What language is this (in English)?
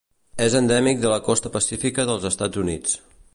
Catalan